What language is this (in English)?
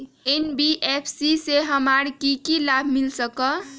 Magahi